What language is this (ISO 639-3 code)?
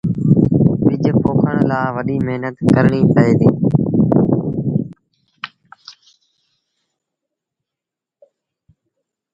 sbn